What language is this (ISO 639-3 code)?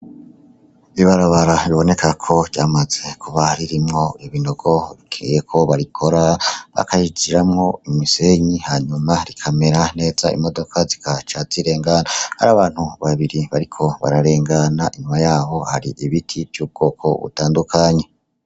run